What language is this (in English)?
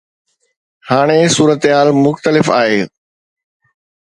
Sindhi